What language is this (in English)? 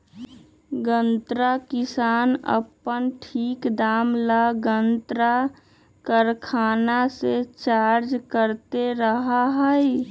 Magahi